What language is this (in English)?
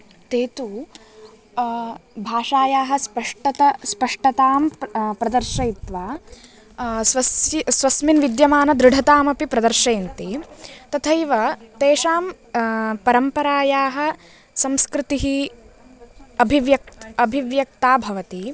Sanskrit